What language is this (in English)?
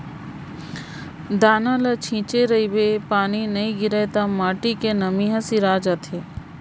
Chhattisgarhi